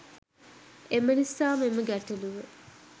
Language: Sinhala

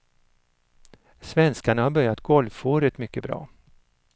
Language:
Swedish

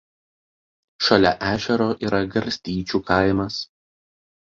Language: Lithuanian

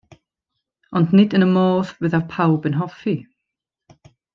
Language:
Welsh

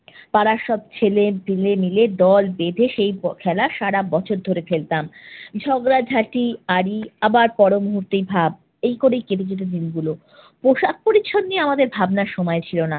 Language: Bangla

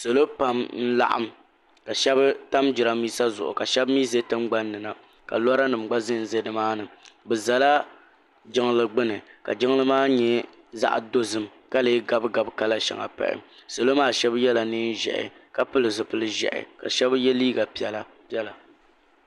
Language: Dagbani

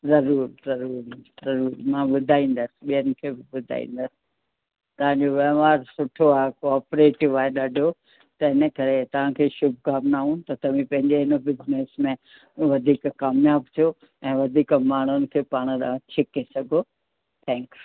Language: Sindhi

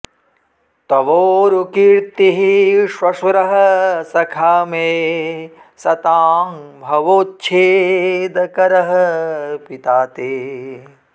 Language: Sanskrit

